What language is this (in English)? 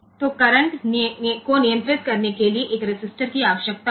Hindi